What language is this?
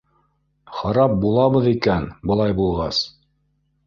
Bashkir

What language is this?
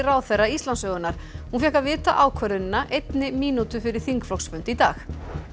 Icelandic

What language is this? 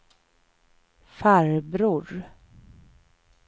Swedish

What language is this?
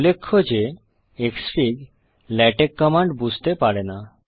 Bangla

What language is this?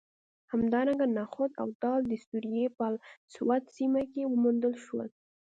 Pashto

